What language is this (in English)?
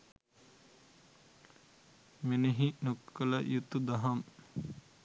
Sinhala